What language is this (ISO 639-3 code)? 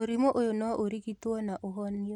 kik